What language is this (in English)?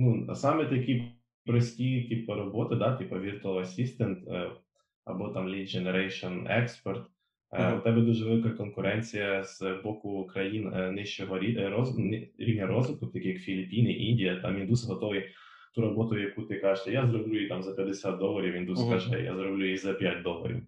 Ukrainian